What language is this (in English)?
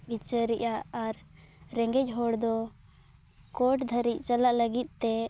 Santali